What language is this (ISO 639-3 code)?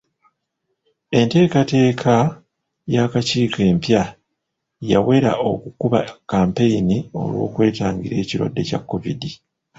lug